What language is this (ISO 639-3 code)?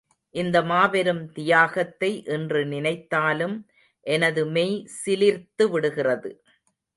tam